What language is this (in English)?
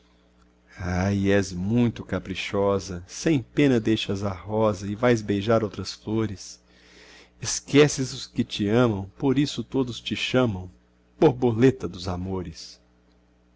Portuguese